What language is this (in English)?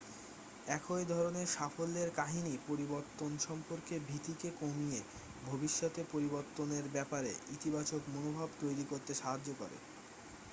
Bangla